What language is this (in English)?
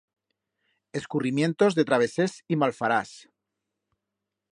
Aragonese